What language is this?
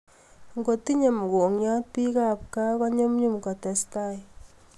Kalenjin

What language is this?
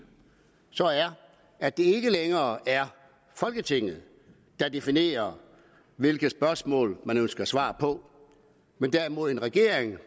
Danish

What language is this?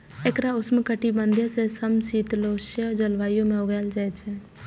Maithili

